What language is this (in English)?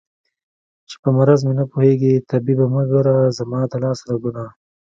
Pashto